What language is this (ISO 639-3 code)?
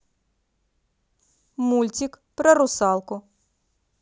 rus